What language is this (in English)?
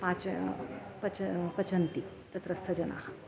Sanskrit